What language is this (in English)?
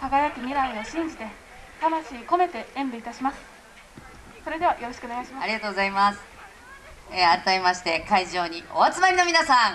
Japanese